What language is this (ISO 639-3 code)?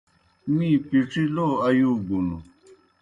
plk